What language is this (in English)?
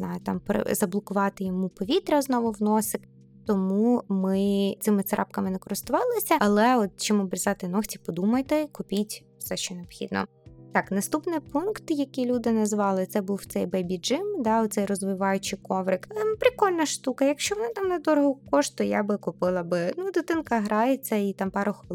Ukrainian